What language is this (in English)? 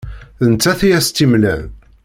Kabyle